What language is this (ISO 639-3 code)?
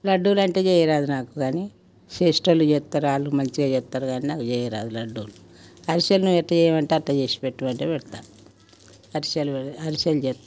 tel